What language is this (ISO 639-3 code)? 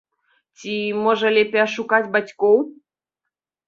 bel